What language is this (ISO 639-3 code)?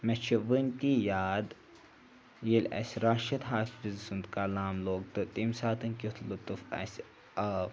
kas